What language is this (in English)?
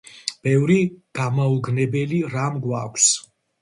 Georgian